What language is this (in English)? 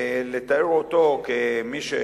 Hebrew